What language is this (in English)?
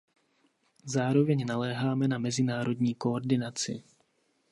Czech